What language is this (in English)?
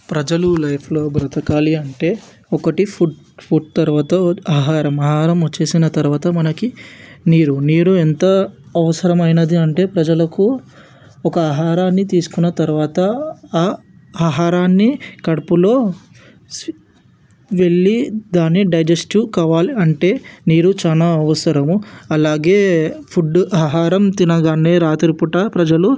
Telugu